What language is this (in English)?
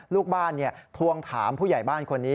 Thai